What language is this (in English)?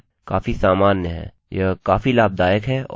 Hindi